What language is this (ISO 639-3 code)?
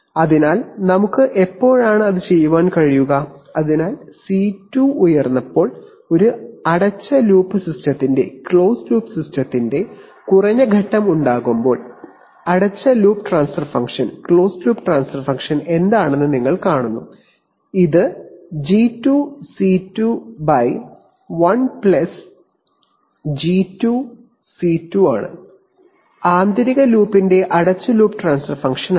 mal